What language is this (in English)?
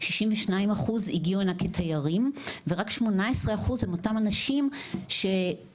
Hebrew